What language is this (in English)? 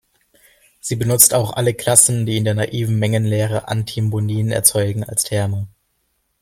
German